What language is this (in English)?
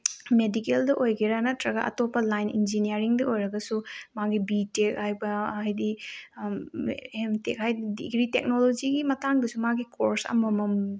Manipuri